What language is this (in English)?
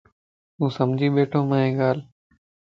Lasi